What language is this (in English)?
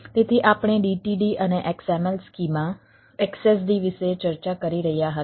Gujarati